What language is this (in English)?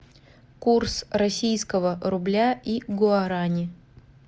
Russian